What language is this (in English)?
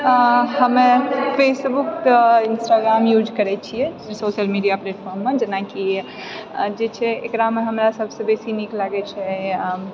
Maithili